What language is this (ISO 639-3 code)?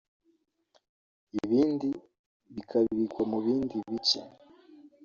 kin